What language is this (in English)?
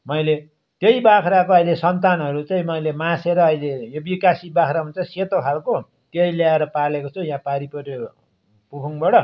Nepali